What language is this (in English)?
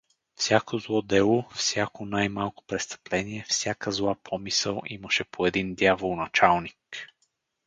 Bulgarian